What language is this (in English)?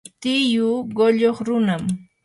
Yanahuanca Pasco Quechua